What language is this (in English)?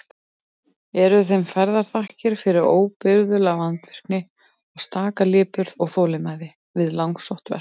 Icelandic